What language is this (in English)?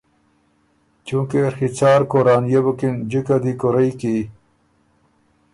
Ormuri